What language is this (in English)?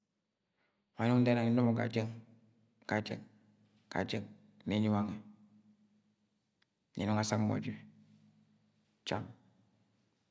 Agwagwune